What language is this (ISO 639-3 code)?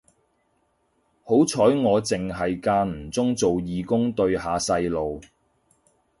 yue